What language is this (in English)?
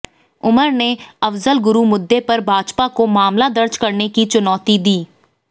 Hindi